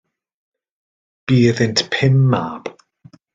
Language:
Welsh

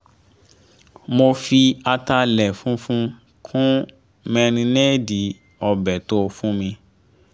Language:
Yoruba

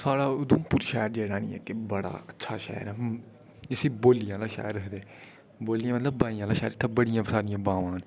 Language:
Dogri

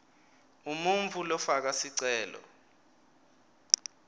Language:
Swati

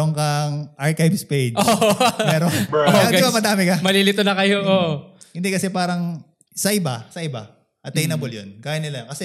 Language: Filipino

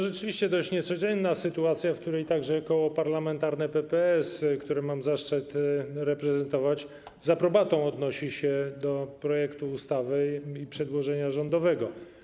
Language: Polish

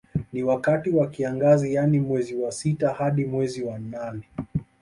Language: Swahili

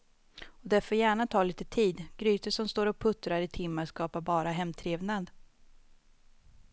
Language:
Swedish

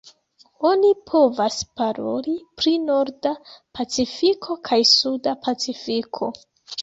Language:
Esperanto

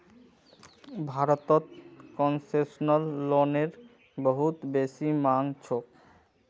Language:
Magahi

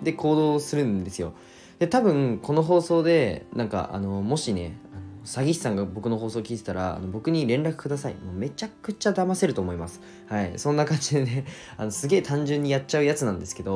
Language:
Japanese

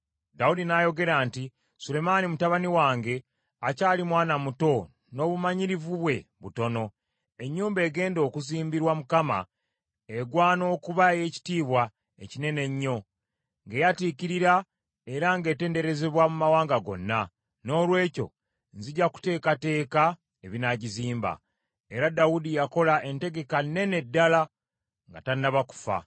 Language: Ganda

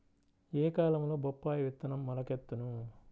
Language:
Telugu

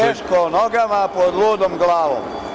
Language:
Serbian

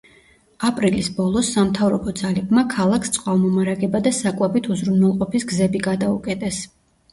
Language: Georgian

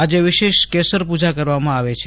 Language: Gujarati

